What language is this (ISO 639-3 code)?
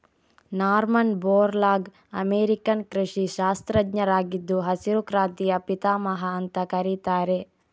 kan